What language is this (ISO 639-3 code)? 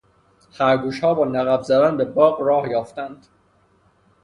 fas